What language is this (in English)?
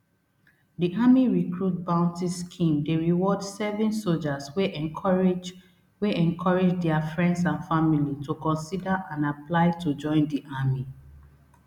Nigerian Pidgin